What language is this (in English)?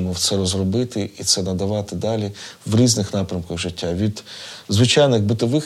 Ukrainian